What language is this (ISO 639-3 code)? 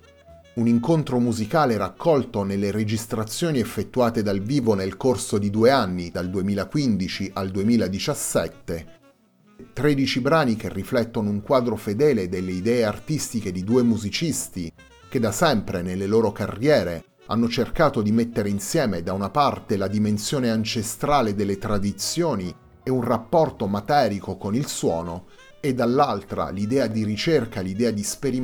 ita